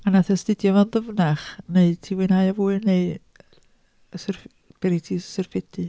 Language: Welsh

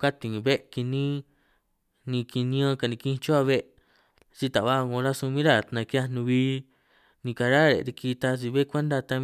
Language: San Martín Itunyoso Triqui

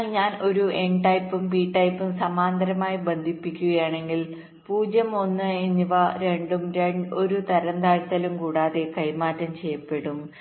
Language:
Malayalam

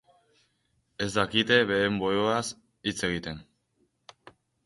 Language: Basque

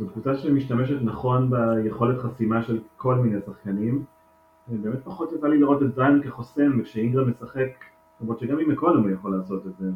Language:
Hebrew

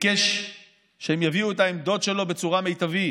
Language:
Hebrew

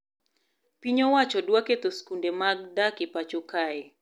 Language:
Luo (Kenya and Tanzania)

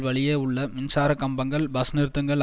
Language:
Tamil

